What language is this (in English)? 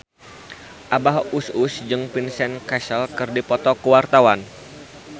Sundanese